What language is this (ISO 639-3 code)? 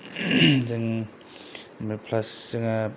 brx